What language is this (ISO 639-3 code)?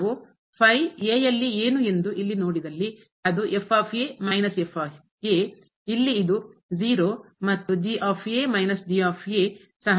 kan